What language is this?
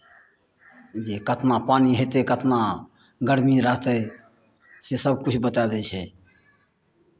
Maithili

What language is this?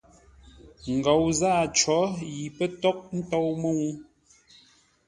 Ngombale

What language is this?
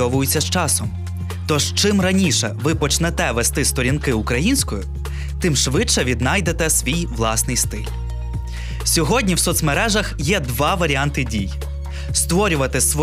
Ukrainian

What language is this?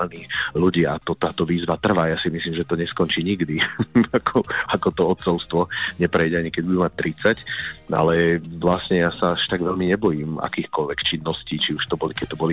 Slovak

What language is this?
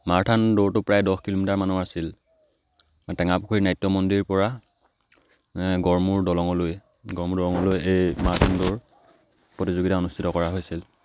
Assamese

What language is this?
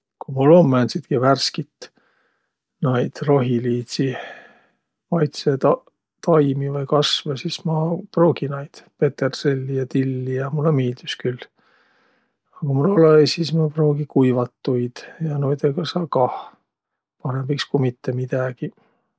Võro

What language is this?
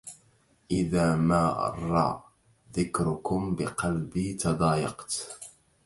Arabic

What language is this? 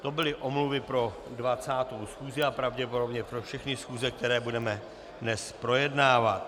Czech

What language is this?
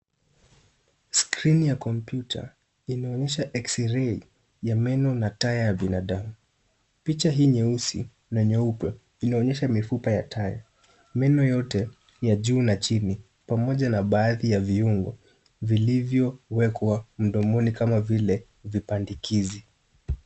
Swahili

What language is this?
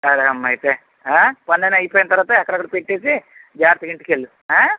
Telugu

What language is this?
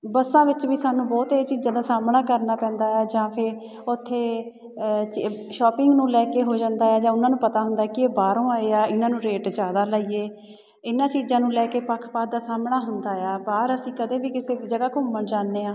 Punjabi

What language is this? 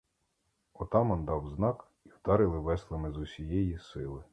Ukrainian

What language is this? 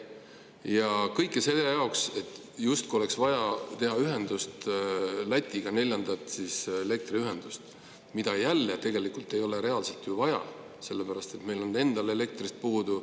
Estonian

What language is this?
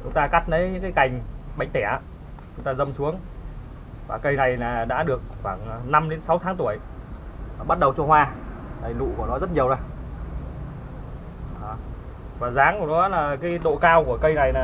Vietnamese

